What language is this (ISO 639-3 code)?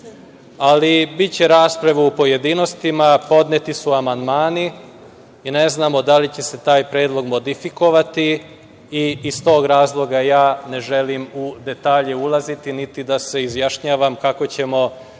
srp